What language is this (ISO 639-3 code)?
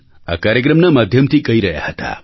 guj